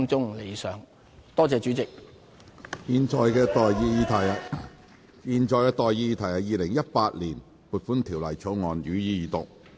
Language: Cantonese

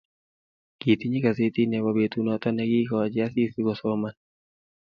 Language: Kalenjin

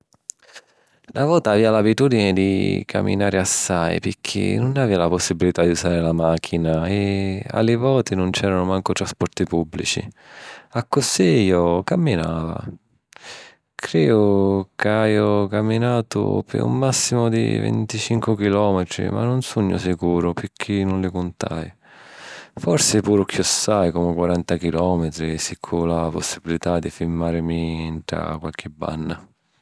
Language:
Sicilian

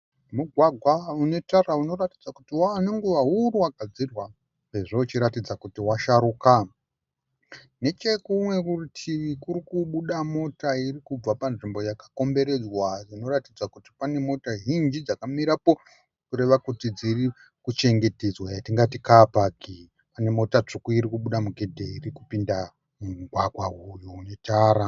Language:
Shona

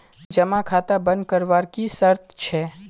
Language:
Magahi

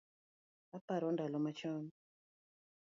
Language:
Luo (Kenya and Tanzania)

